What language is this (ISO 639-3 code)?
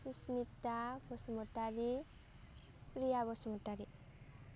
brx